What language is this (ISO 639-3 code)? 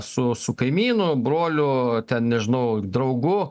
lit